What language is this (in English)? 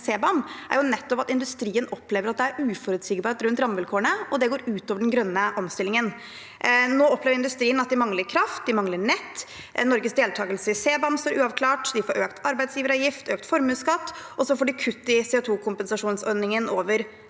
Norwegian